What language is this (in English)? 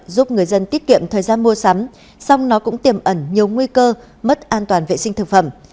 Vietnamese